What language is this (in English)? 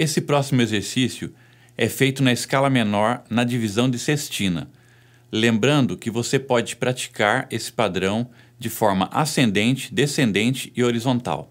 Portuguese